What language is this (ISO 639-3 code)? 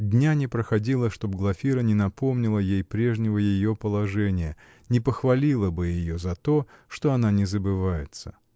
rus